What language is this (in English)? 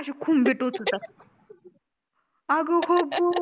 Marathi